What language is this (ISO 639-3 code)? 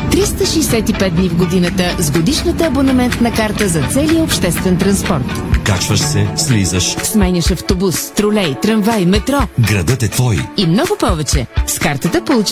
bul